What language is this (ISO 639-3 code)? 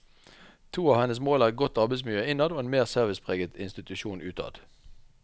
nor